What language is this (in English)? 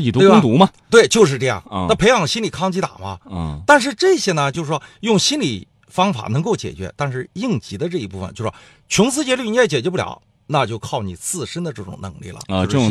Chinese